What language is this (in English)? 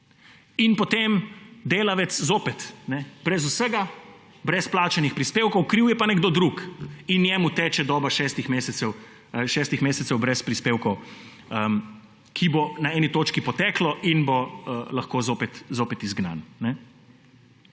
Slovenian